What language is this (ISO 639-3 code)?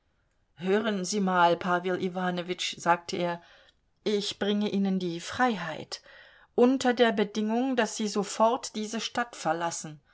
deu